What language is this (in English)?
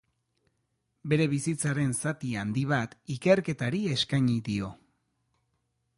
Basque